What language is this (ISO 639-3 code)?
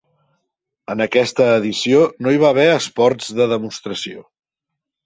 cat